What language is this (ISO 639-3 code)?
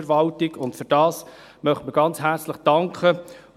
gsw